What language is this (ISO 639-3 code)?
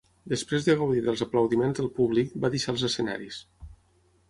cat